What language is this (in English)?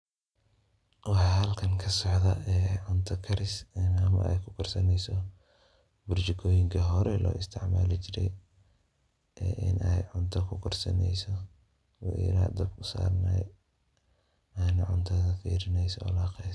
Somali